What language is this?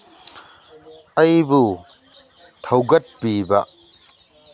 Manipuri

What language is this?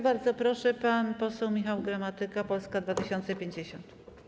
Polish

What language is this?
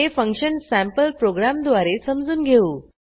Marathi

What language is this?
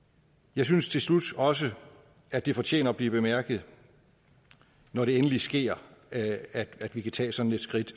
Danish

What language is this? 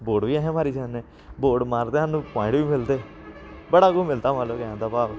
Dogri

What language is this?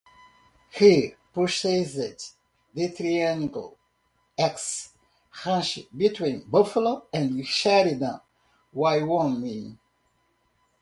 English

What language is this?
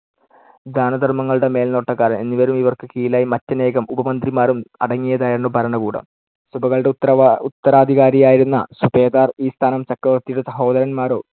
Malayalam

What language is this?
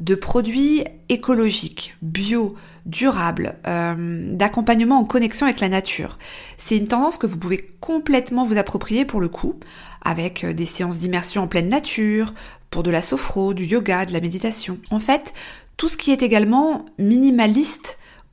French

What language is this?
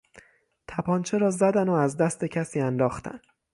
Persian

